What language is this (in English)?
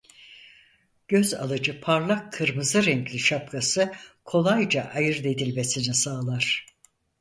Turkish